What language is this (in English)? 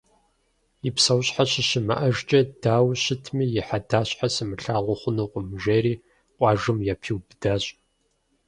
Kabardian